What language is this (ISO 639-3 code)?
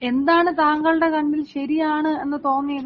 mal